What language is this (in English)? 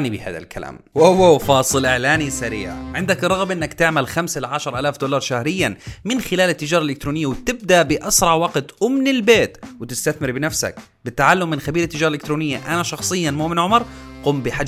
Arabic